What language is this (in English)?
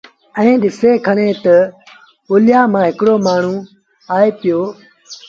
Sindhi Bhil